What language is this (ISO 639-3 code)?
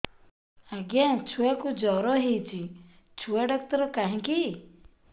ori